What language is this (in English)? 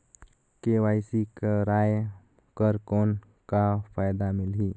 Chhattisgarhi